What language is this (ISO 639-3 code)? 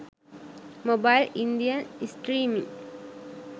sin